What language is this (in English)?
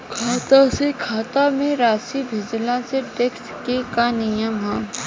Bhojpuri